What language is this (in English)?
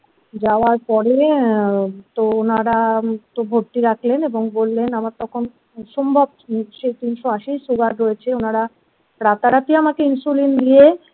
Bangla